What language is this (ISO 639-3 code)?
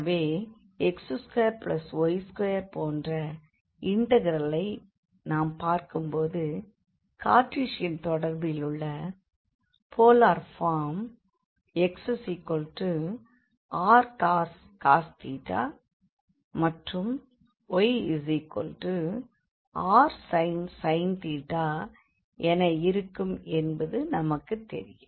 tam